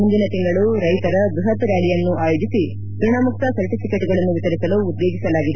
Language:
Kannada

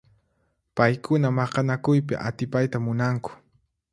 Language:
Puno Quechua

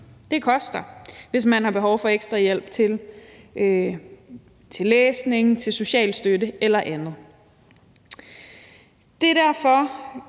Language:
Danish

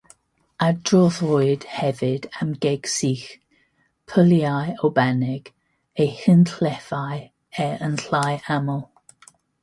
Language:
Welsh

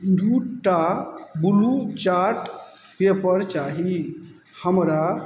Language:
Maithili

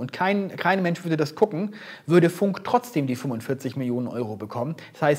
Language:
German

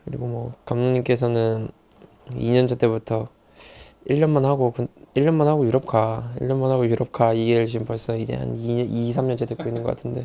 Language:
Korean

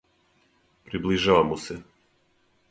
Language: Serbian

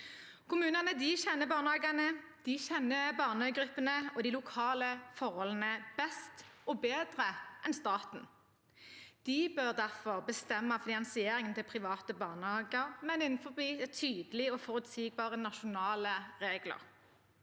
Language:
Norwegian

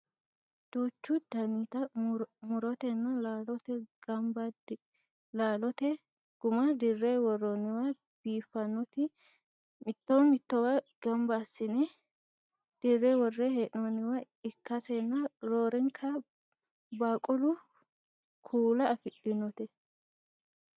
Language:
Sidamo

